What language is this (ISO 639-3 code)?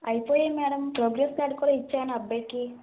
tel